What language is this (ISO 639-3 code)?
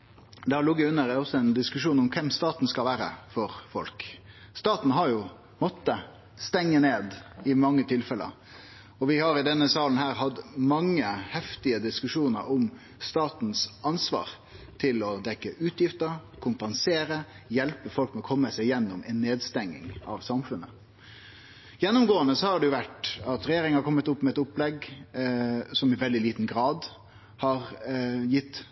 nno